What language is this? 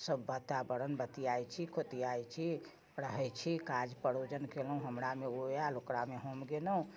Maithili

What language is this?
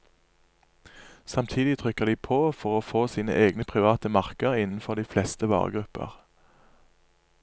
Norwegian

